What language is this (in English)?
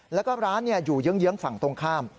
Thai